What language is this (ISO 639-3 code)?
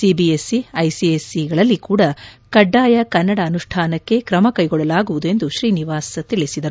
kan